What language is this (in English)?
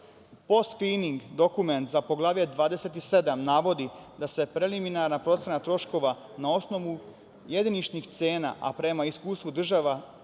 Serbian